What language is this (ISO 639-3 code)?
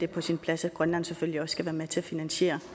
dan